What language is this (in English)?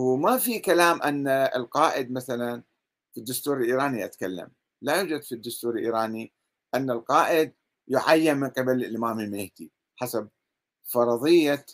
Arabic